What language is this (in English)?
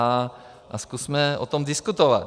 Czech